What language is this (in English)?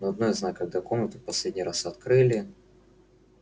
Russian